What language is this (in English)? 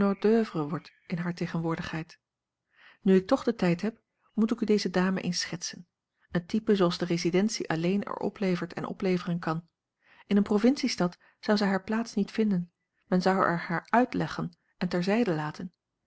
Dutch